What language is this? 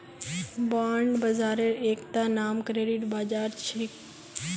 Magahi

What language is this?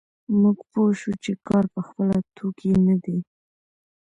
Pashto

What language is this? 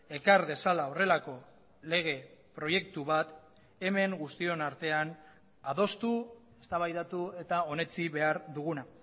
Basque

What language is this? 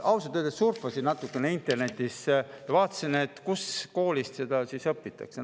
Estonian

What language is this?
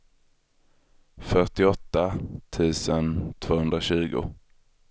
Swedish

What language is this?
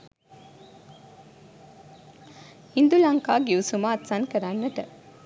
Sinhala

